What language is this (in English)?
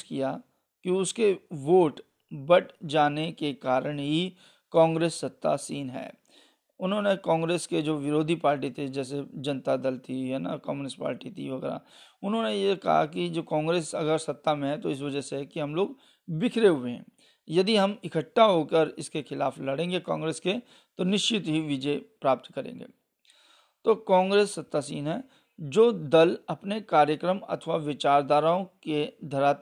Hindi